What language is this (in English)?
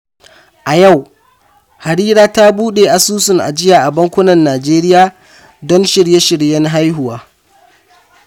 Hausa